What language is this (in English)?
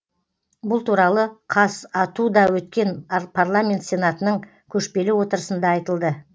Kazakh